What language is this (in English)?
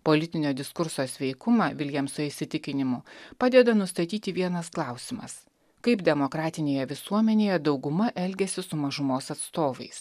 Lithuanian